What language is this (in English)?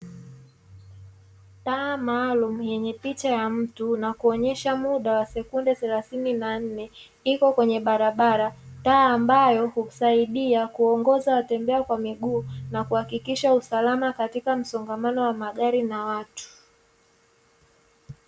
Swahili